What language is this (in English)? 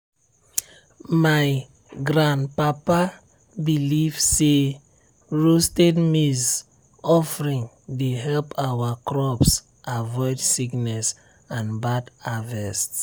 Nigerian Pidgin